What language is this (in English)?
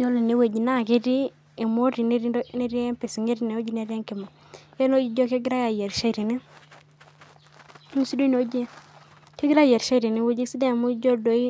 Masai